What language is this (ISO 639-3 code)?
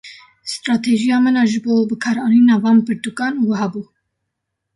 kur